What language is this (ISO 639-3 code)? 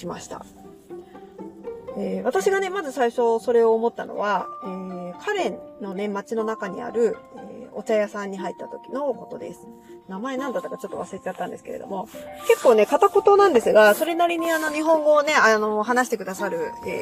jpn